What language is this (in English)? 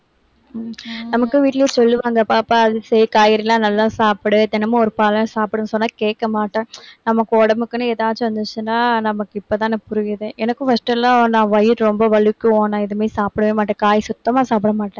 Tamil